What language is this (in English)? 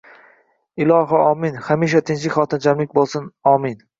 Uzbek